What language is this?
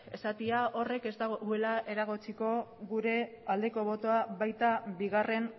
Basque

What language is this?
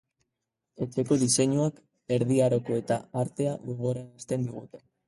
Basque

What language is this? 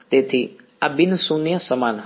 Gujarati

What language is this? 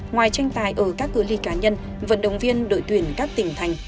Vietnamese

